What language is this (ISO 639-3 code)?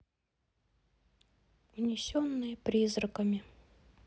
rus